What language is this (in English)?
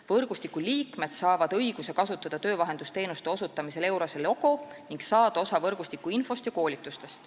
Estonian